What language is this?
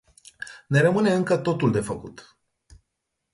Romanian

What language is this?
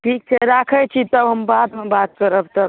Maithili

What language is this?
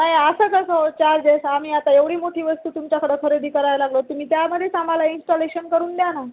Marathi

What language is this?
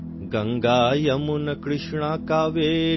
Urdu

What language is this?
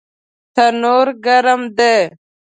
Pashto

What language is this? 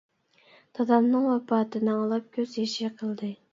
Uyghur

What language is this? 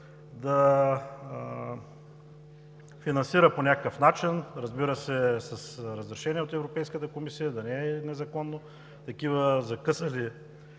Bulgarian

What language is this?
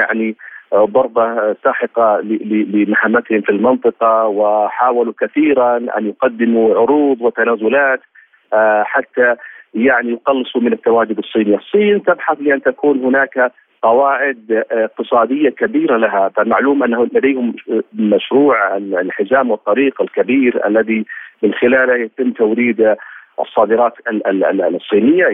Arabic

